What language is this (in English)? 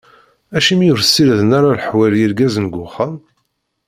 Kabyle